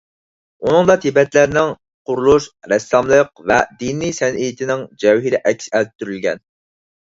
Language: Uyghur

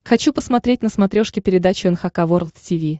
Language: Russian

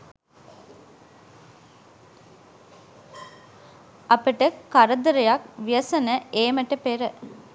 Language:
Sinhala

